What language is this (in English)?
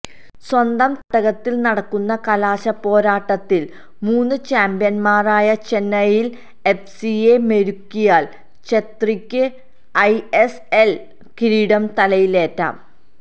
Malayalam